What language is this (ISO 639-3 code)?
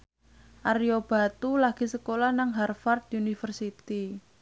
jav